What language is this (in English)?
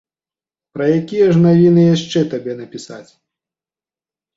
Belarusian